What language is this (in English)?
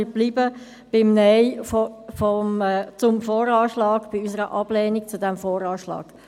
Swiss German